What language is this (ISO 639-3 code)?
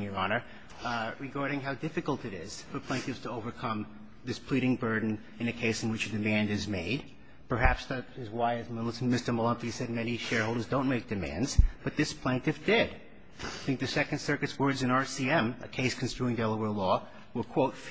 eng